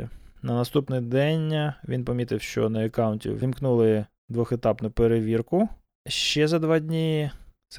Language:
Ukrainian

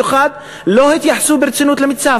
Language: Hebrew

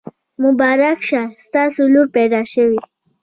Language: Pashto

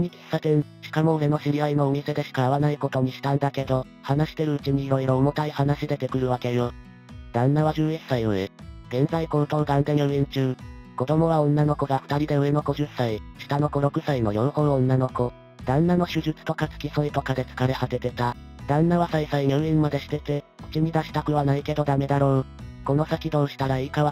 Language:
Japanese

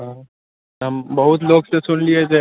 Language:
Maithili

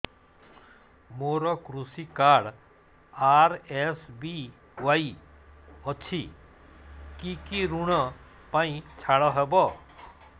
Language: Odia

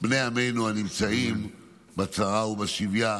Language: Hebrew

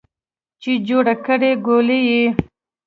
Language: Pashto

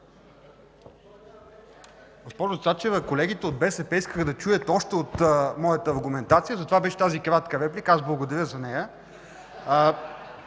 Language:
Bulgarian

